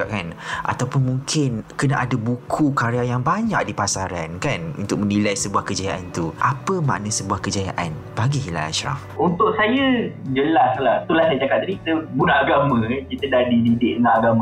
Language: Malay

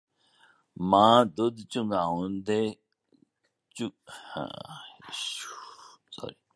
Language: Punjabi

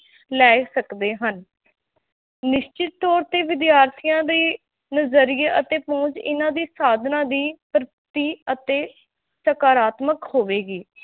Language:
Punjabi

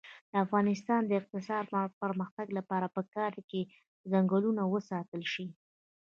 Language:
Pashto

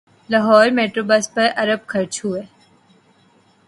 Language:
Urdu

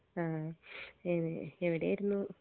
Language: Malayalam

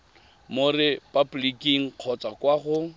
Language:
Tswana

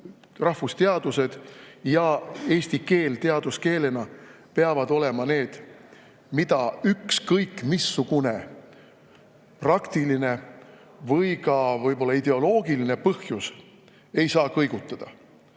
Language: Estonian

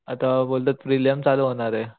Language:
Marathi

